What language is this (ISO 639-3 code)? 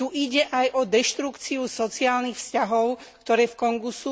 slk